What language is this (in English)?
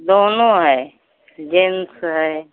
Hindi